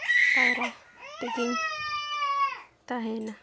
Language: Santali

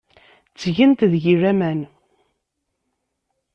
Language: Kabyle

